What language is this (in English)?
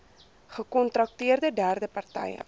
Afrikaans